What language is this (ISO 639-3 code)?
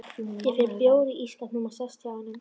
isl